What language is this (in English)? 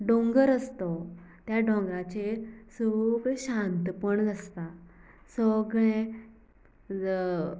Konkani